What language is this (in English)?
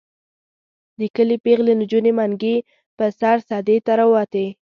Pashto